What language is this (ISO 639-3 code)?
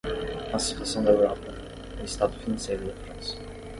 por